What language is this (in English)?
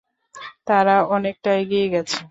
Bangla